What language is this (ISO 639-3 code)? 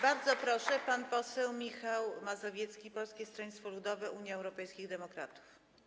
pol